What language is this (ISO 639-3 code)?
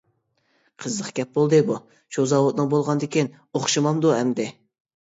uig